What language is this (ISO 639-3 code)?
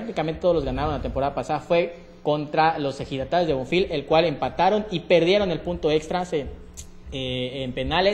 spa